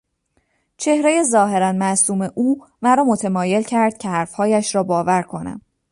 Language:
Persian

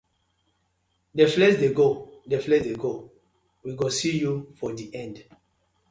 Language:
Nigerian Pidgin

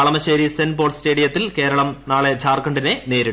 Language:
Malayalam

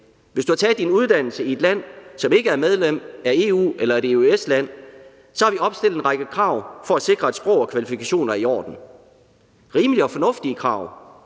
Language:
Danish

